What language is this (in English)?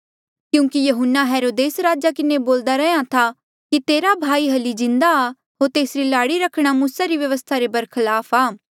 Mandeali